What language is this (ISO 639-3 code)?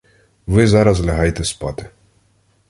ukr